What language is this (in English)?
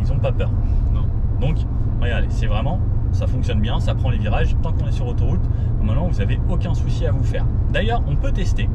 French